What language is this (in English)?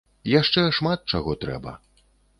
Belarusian